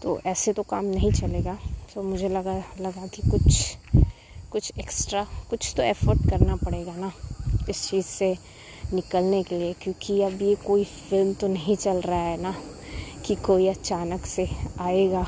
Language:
Hindi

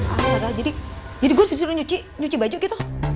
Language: Indonesian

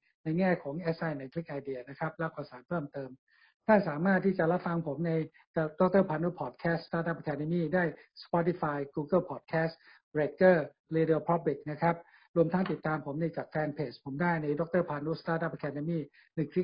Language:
Thai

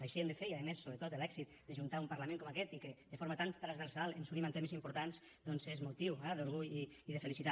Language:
Catalan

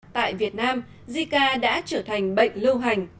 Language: Vietnamese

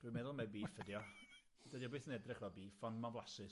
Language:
Welsh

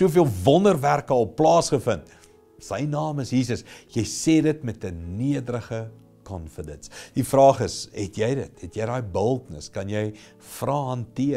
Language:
Dutch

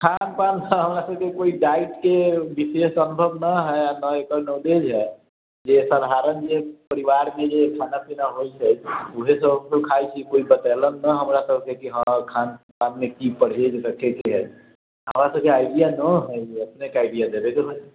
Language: Maithili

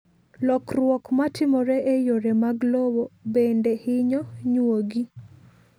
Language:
Luo (Kenya and Tanzania)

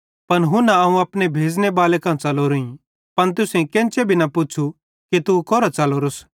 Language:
Bhadrawahi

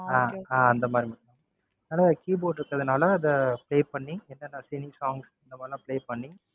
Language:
Tamil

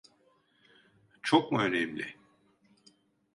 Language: Turkish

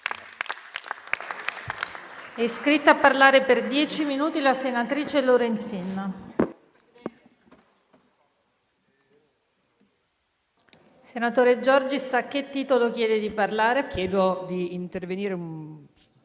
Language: Italian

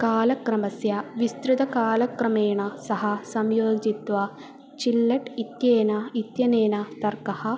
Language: Sanskrit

